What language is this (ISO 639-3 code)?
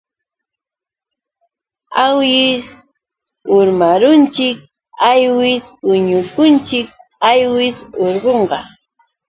qux